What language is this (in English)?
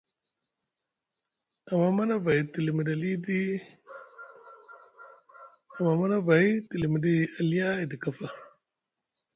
Musgu